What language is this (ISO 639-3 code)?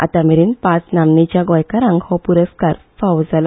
kok